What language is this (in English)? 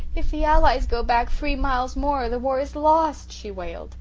English